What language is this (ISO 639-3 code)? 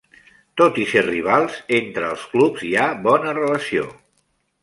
cat